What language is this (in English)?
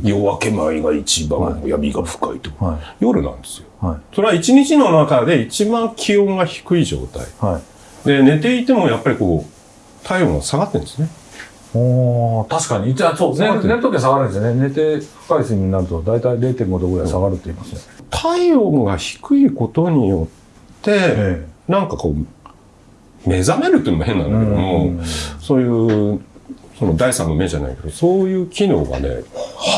Japanese